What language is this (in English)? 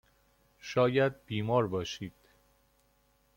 Persian